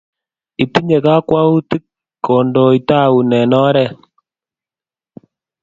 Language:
Kalenjin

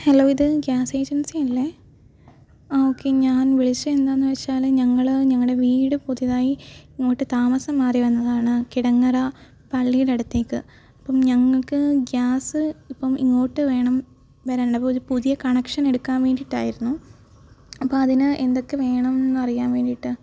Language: Malayalam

